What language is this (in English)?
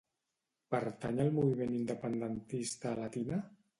Catalan